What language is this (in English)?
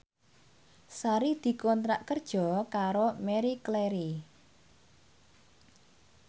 Javanese